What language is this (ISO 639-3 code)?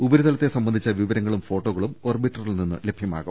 mal